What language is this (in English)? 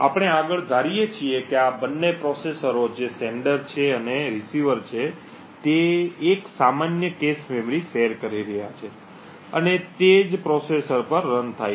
Gujarati